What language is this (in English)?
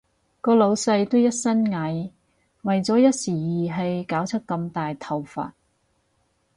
Cantonese